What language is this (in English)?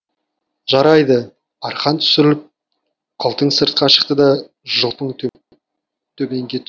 Kazakh